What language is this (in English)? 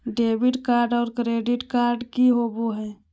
Magahi